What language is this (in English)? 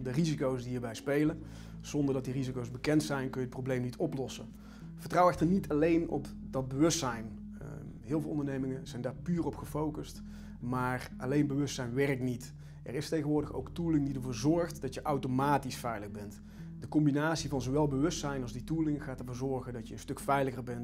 Dutch